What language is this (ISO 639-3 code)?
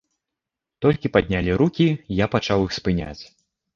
bel